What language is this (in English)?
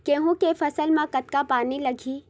Chhattisgarhi